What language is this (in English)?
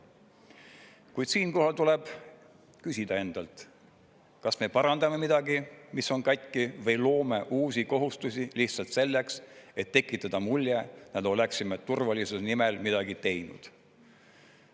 Estonian